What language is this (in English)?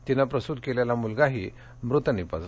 Marathi